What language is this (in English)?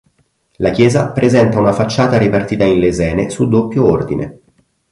Italian